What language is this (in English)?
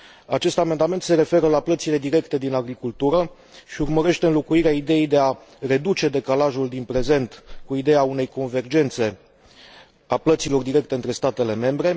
Romanian